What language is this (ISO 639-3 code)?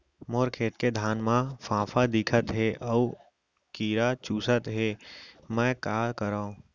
hne